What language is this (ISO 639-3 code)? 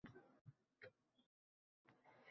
uzb